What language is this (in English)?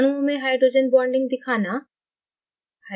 Hindi